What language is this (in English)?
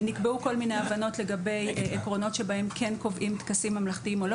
Hebrew